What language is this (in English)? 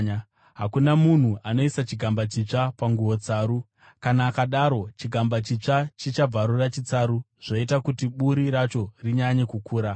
Shona